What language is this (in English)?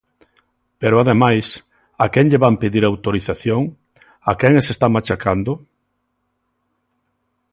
Galician